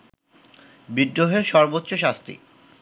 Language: Bangla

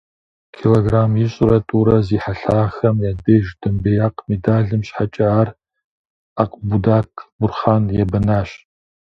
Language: Kabardian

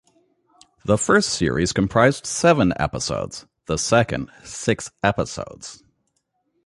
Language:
English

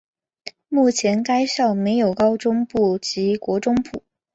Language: Chinese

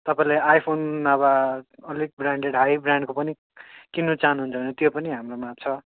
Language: Nepali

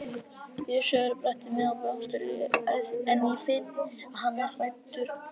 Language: Icelandic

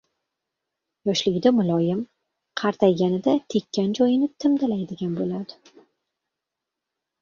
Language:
Uzbek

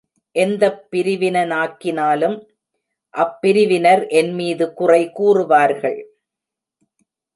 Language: Tamil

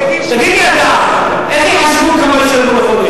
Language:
Hebrew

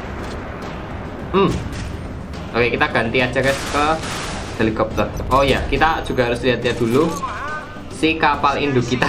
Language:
Indonesian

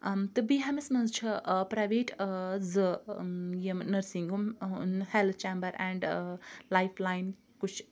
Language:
Kashmiri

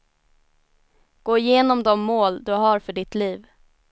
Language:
Swedish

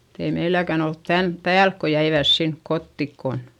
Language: Finnish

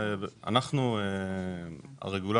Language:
Hebrew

